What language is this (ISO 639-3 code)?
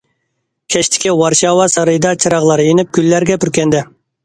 uig